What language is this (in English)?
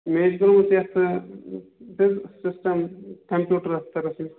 Kashmiri